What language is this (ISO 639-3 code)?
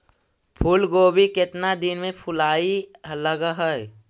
mag